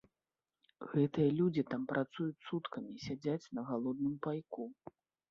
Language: Belarusian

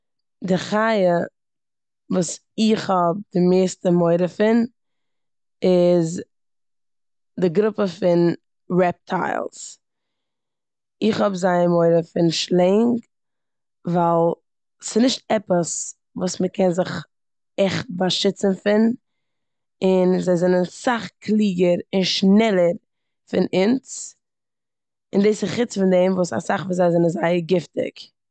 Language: Yiddish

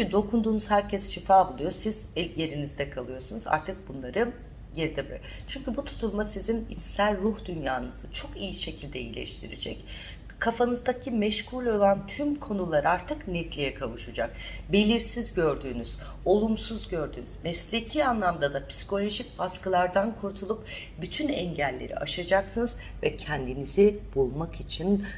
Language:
Turkish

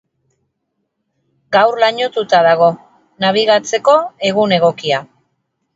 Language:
Basque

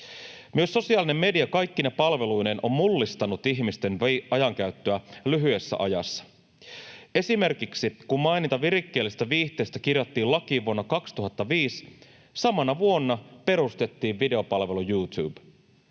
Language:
Finnish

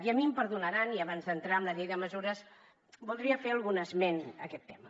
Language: Catalan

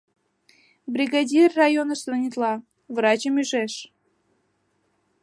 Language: Mari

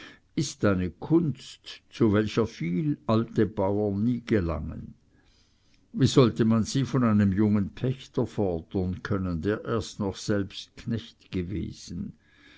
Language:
German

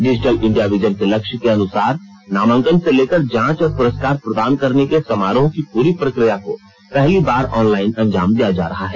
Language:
Hindi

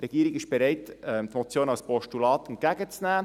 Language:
Swiss German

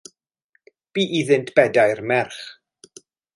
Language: Welsh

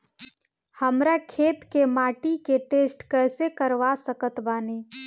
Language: Bhojpuri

